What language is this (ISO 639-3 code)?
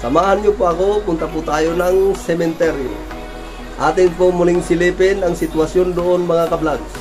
fil